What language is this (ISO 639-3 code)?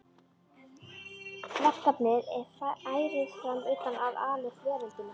isl